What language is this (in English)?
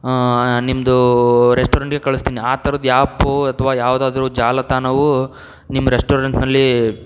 Kannada